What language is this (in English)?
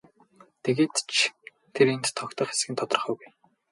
Mongolian